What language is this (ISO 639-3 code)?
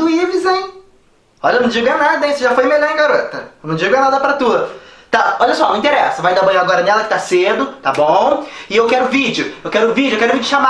por